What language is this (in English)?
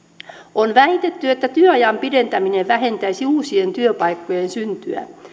Finnish